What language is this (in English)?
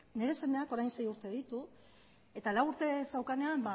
Basque